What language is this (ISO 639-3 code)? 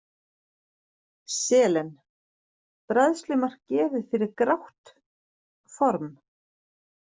isl